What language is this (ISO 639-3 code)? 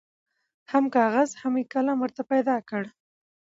pus